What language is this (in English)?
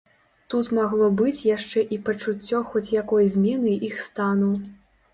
Belarusian